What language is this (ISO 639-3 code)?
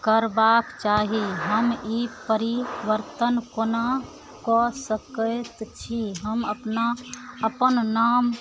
mai